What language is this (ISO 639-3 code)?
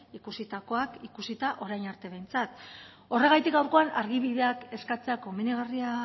eus